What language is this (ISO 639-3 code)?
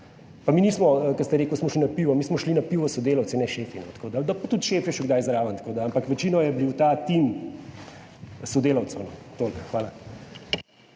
slv